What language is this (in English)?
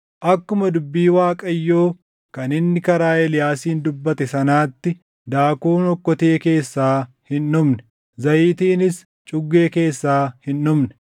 Oromo